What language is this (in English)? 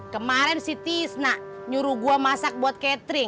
Indonesian